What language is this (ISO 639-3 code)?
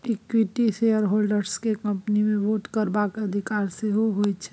mai